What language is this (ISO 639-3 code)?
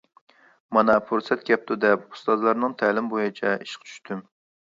uig